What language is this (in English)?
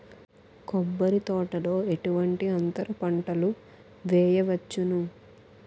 Telugu